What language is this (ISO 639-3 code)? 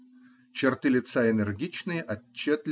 rus